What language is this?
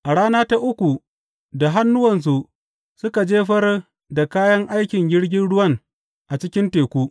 Hausa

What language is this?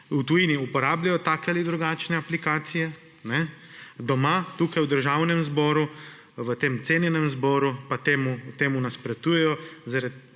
Slovenian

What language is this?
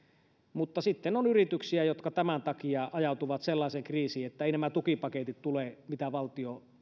Finnish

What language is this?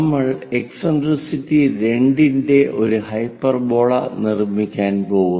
Malayalam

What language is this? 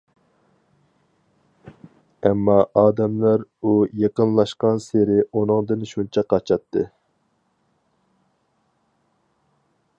Uyghur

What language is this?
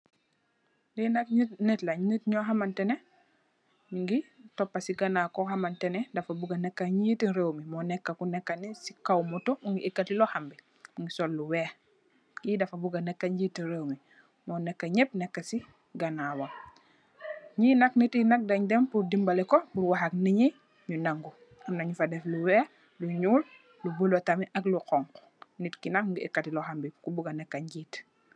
Wolof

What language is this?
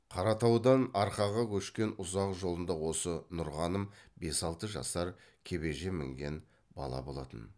Kazakh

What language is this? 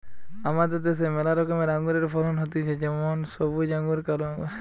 Bangla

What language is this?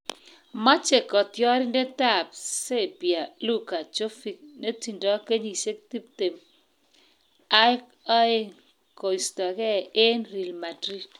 Kalenjin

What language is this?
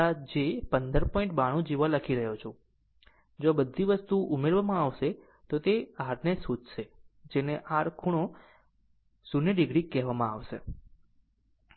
Gujarati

